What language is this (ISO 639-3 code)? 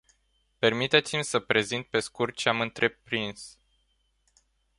ron